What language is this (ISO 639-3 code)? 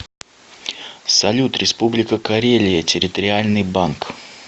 rus